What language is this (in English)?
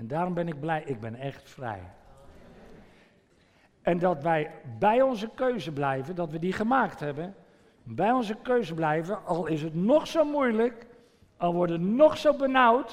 Dutch